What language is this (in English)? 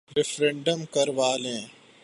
Urdu